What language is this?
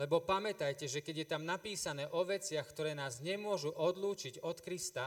Slovak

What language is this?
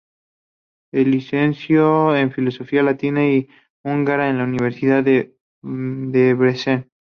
Spanish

